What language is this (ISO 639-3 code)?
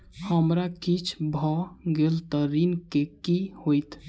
mai